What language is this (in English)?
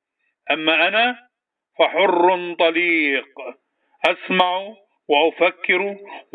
Arabic